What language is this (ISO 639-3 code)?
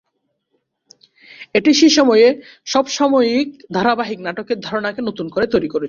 ben